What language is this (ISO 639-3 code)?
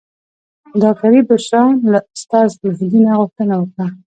pus